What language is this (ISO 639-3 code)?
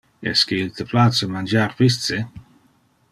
ina